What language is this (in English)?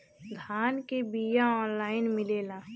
Bhojpuri